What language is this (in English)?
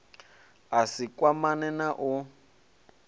Venda